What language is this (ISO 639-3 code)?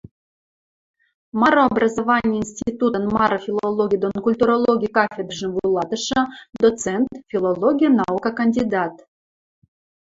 mrj